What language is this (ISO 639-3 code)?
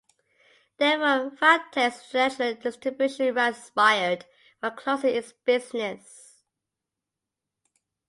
eng